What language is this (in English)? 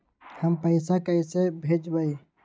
Magahi